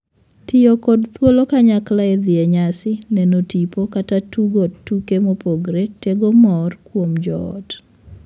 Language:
Luo (Kenya and Tanzania)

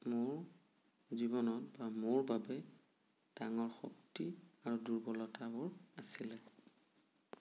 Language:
Assamese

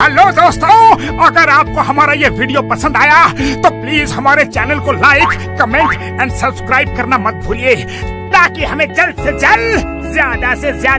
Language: Hindi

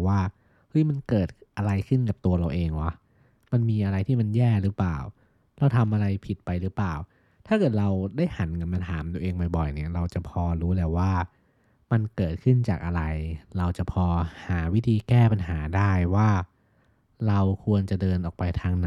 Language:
Thai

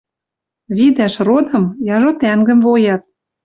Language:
Western Mari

